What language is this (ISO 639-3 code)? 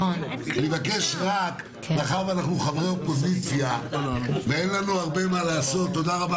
heb